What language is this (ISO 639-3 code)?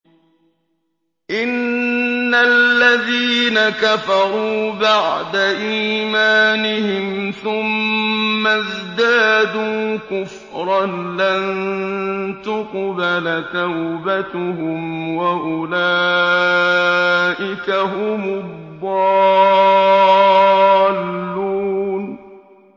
ara